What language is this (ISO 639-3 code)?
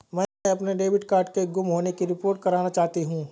hin